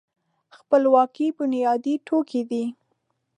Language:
Pashto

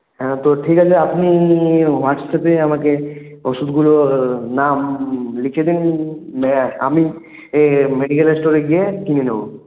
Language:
Bangla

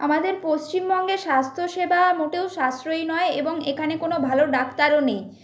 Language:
Bangla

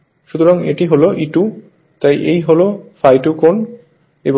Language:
Bangla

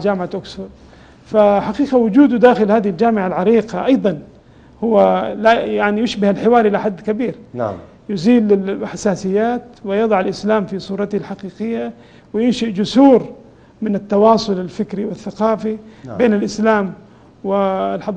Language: Arabic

